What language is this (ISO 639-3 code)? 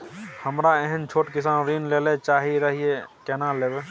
mai